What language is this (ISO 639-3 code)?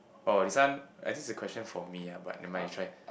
eng